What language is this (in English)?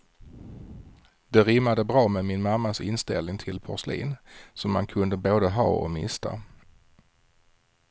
Swedish